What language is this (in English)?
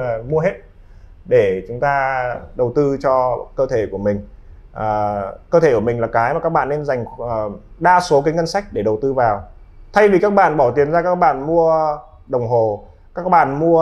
Vietnamese